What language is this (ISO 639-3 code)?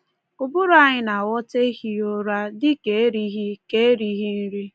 ibo